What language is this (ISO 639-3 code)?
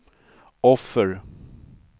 swe